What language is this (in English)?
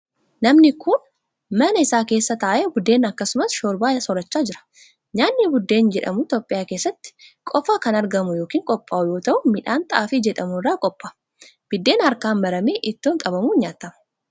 Oromo